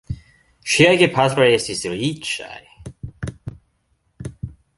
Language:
Esperanto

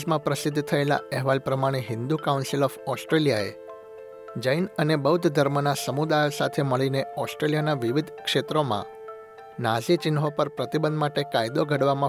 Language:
Gujarati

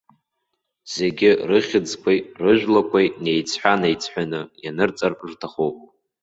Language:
Abkhazian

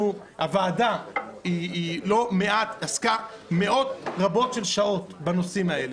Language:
Hebrew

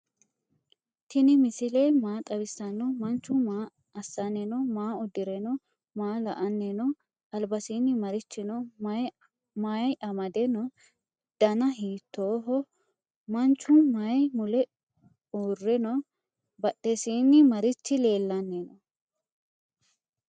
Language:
Sidamo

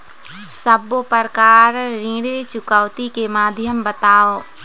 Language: Chhattisgarhi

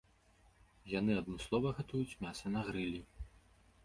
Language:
Belarusian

